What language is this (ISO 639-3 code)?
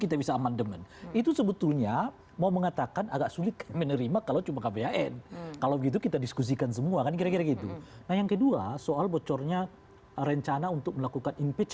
ind